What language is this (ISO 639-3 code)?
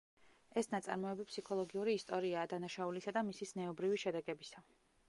kat